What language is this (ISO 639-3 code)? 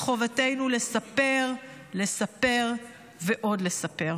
heb